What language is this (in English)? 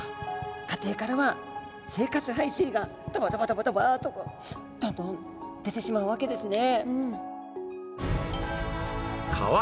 Japanese